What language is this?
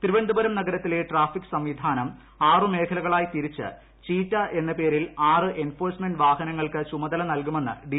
Malayalam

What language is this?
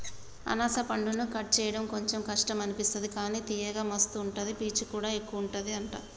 Telugu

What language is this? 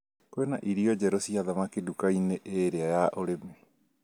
Kikuyu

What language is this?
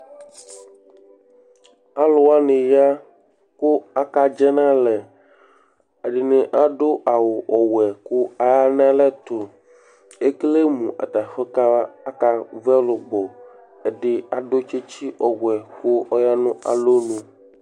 Ikposo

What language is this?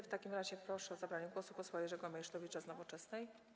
Polish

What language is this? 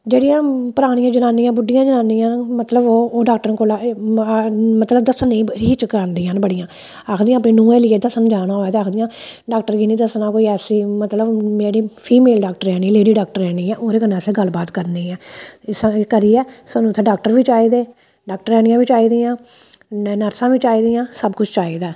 Dogri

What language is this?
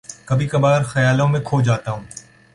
Urdu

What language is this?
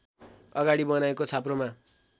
Nepali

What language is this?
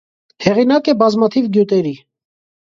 Armenian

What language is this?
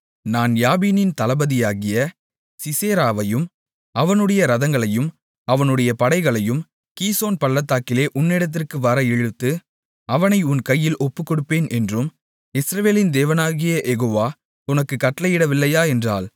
Tamil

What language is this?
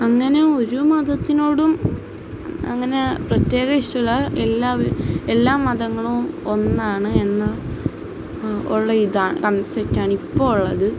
Malayalam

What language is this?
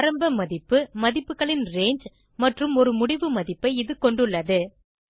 Tamil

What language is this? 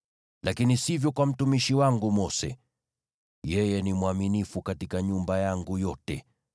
Swahili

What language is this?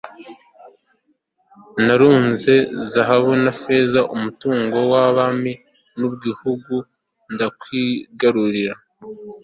Kinyarwanda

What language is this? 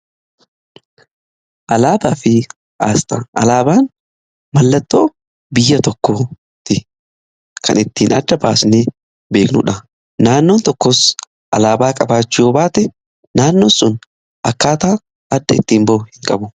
Oromo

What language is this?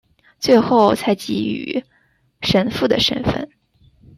Chinese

